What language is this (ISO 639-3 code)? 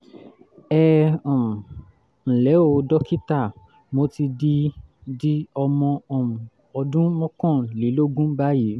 yor